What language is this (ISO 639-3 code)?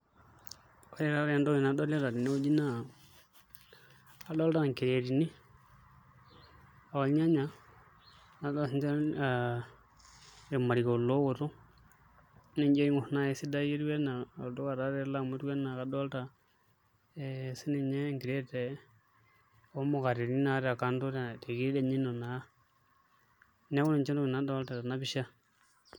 mas